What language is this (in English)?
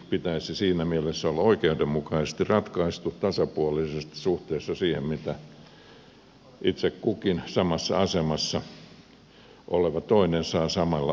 Finnish